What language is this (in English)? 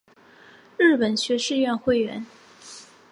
Chinese